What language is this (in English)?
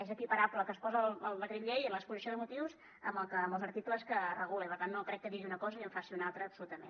Catalan